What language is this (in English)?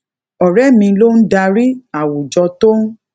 Yoruba